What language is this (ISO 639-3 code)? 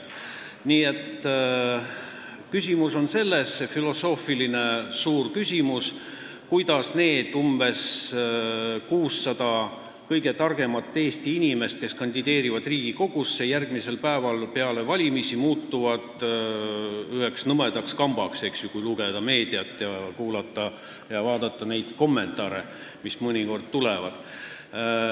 est